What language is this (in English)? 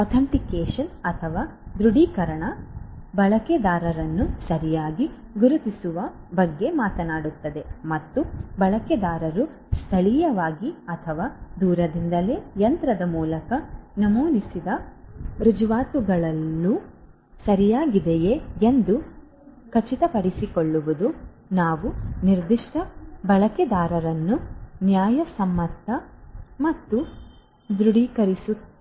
Kannada